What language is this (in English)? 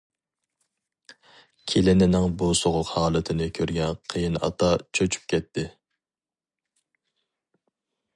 Uyghur